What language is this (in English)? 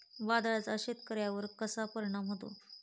Marathi